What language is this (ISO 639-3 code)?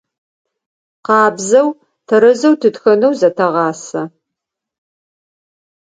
ady